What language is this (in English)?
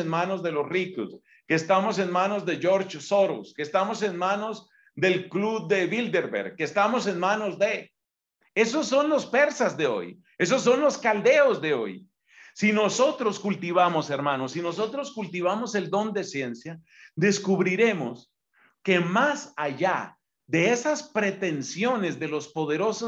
Spanish